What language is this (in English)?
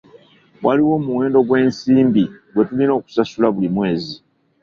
Ganda